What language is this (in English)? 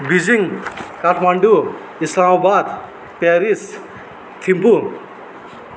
Nepali